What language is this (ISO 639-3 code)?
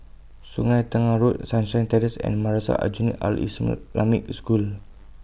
eng